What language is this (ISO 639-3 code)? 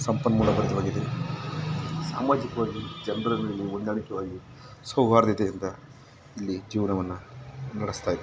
kan